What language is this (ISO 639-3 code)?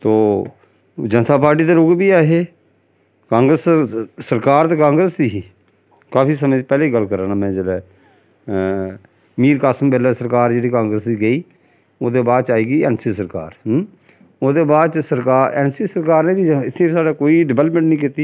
doi